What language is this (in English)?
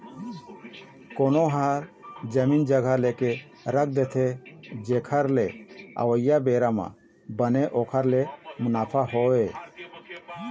Chhattisgarhi